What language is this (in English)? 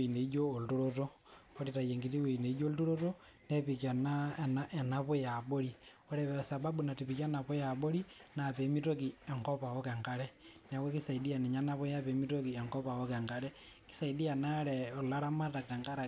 Masai